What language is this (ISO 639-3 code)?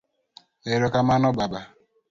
luo